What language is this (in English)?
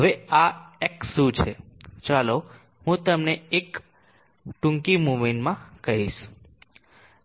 Gujarati